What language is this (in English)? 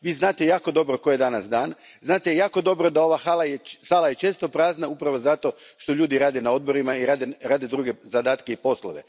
Croatian